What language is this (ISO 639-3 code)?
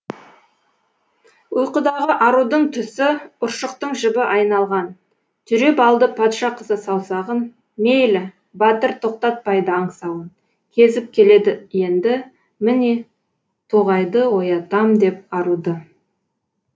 kaz